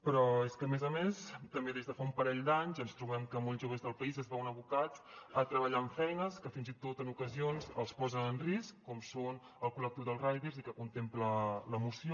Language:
Catalan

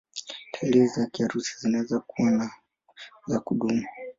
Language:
Swahili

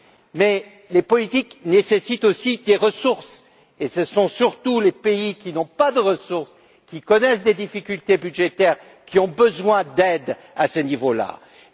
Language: French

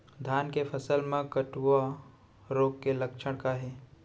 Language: Chhattisgarhi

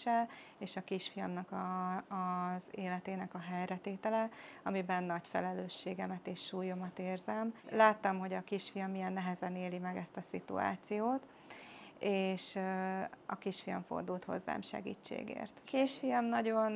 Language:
Hungarian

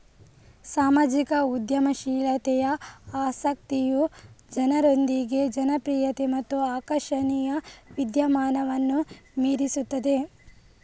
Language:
Kannada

